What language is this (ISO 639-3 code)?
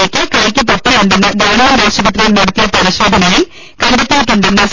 mal